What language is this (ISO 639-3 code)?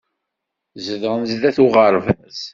kab